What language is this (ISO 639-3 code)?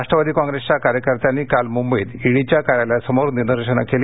mar